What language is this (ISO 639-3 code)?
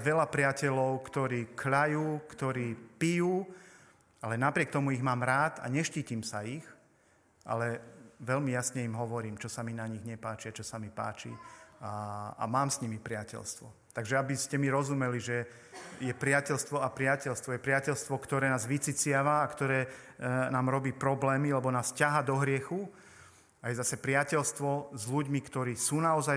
slk